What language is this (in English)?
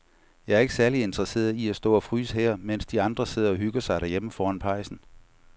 Danish